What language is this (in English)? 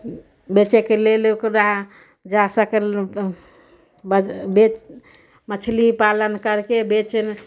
Maithili